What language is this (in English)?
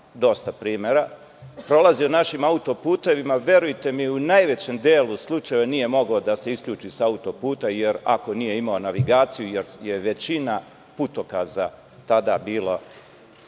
Serbian